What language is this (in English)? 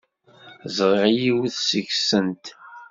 Kabyle